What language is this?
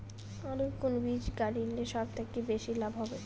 Bangla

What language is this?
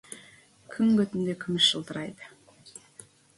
Kazakh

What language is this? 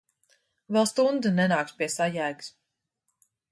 Latvian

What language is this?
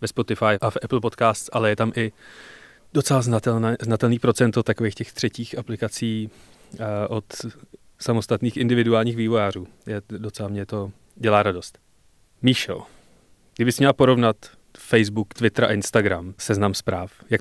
Czech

